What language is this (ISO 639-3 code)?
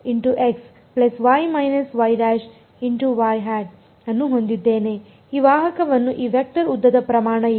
kan